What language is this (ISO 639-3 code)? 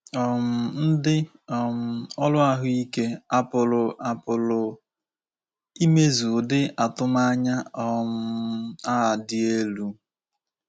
ibo